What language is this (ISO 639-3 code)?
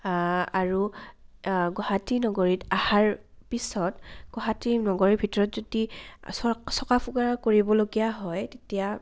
asm